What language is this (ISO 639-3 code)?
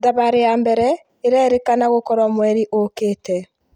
kik